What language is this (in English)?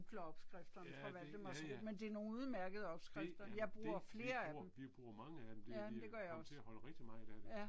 Danish